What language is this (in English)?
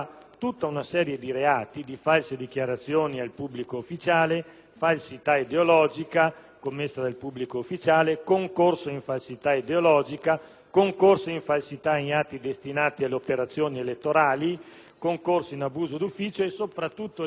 Italian